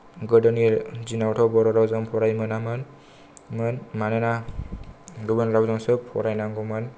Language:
Bodo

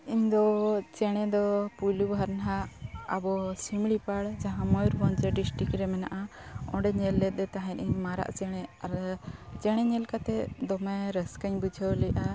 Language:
Santali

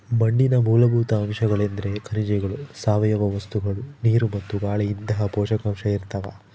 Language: Kannada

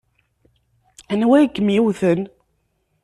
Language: Kabyle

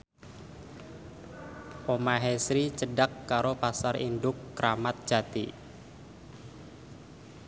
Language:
Javanese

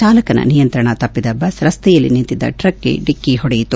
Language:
Kannada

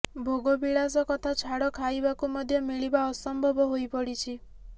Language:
Odia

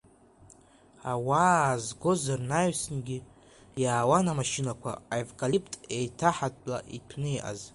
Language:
Abkhazian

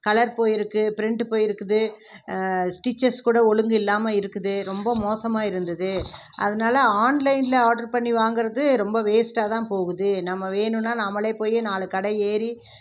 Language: Tamil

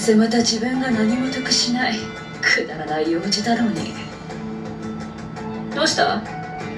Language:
Japanese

